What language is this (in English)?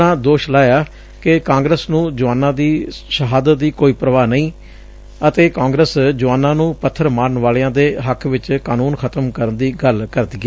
Punjabi